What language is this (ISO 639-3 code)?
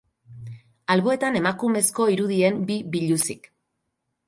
eus